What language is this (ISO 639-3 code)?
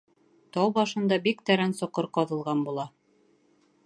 bak